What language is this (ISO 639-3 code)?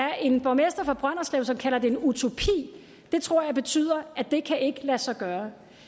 dan